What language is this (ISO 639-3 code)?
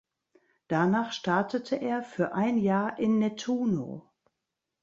deu